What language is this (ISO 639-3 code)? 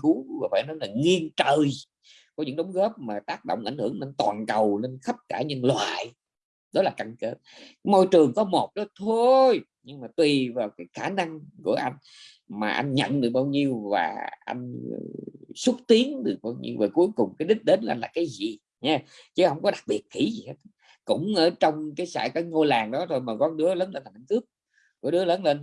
vie